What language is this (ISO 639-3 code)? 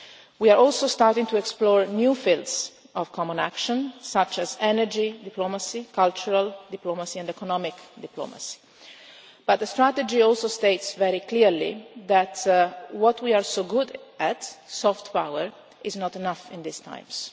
eng